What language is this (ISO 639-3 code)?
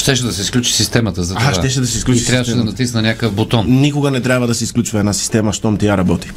bul